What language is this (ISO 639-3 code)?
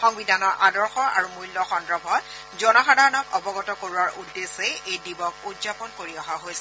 asm